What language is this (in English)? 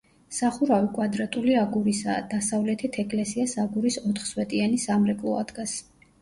Georgian